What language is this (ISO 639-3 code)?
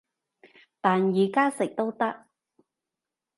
yue